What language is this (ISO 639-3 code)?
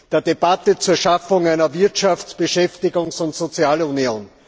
deu